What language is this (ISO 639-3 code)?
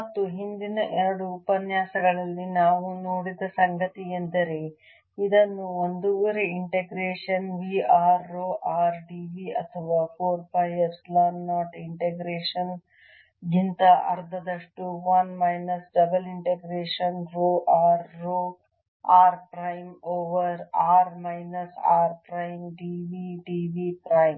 kan